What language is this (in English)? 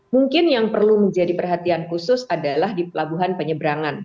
Indonesian